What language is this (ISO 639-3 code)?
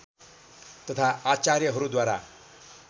nep